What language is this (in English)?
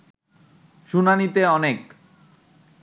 Bangla